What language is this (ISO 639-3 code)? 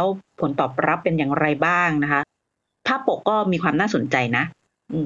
tha